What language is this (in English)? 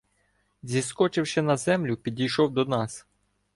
Ukrainian